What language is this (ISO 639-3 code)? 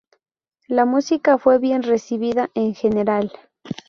spa